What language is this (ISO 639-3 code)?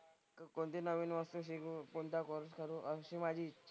mar